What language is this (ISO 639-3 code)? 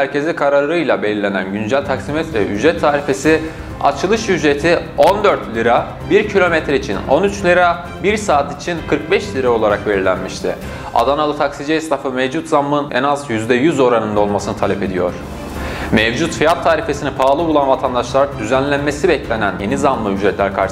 tur